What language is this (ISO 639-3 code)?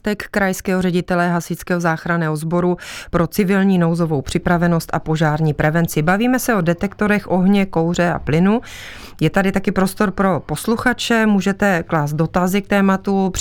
ces